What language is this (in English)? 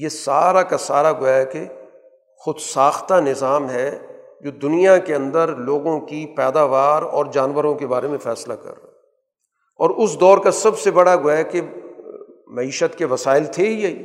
Urdu